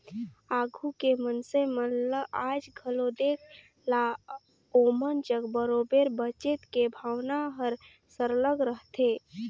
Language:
Chhattisgarhi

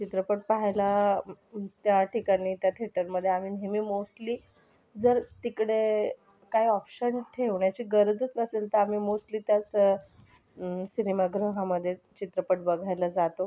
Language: Marathi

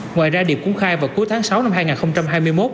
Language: Vietnamese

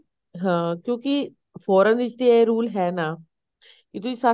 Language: Punjabi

